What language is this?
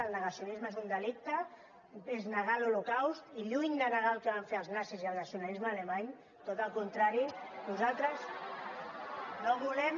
Catalan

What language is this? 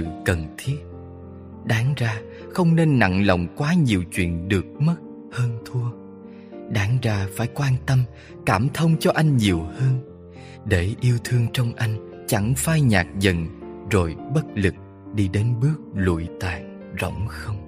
Vietnamese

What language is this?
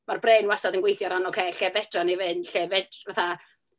Welsh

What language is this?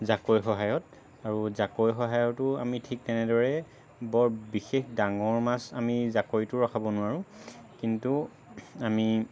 Assamese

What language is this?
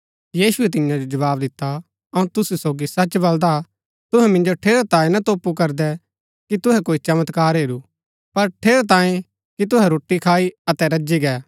Gaddi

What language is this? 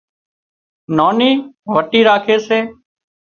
Wadiyara Koli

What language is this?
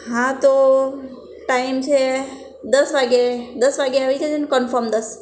Gujarati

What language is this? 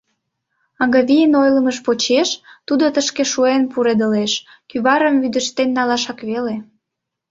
Mari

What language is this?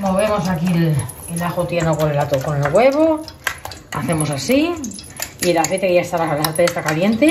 Spanish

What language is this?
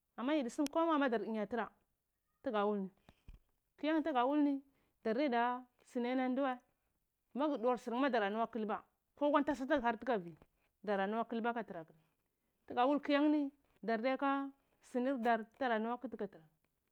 Cibak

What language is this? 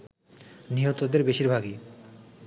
Bangla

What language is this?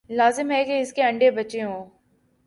Urdu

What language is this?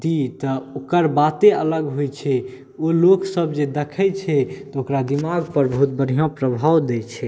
Maithili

